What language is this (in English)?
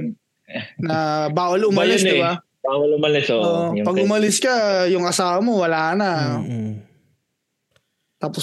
Filipino